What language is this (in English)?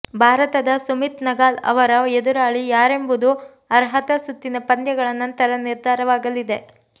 Kannada